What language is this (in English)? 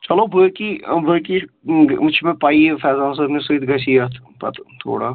Kashmiri